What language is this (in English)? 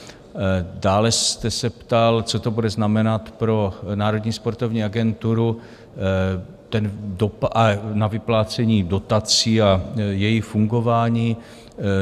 Czech